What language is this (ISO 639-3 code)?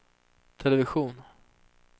swe